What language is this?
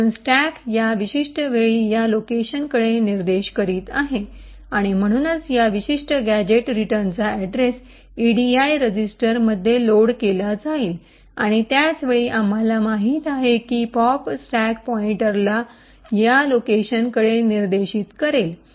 Marathi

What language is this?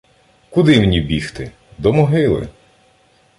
Ukrainian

